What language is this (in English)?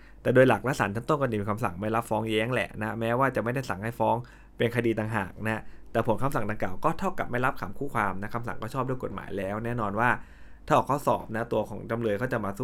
Thai